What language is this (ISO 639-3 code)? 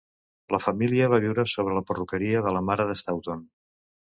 cat